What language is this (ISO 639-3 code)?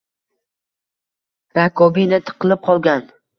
uzb